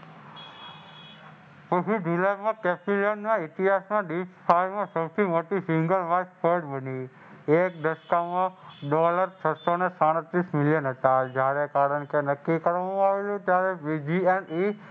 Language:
Gujarati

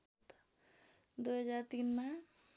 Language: Nepali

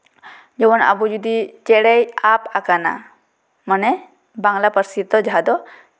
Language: Santali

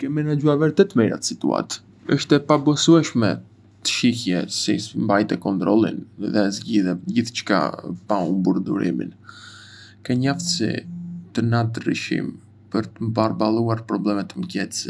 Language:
Arbëreshë Albanian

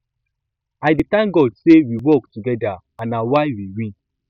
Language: Nigerian Pidgin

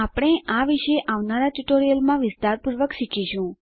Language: Gujarati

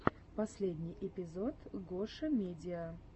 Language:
Russian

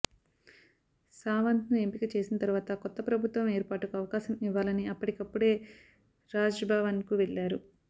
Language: Telugu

